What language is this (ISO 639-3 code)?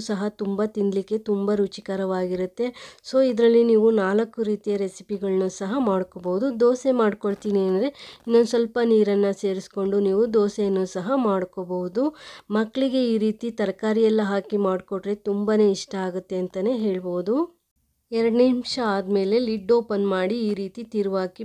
ron